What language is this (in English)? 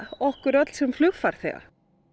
Icelandic